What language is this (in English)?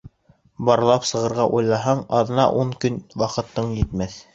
Bashkir